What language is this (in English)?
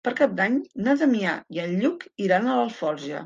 Catalan